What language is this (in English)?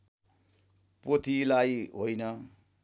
Nepali